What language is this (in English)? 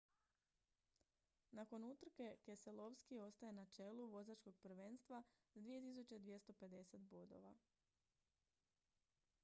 Croatian